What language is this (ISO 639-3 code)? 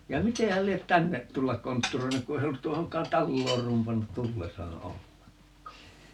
fin